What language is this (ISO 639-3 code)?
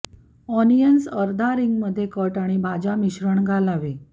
mar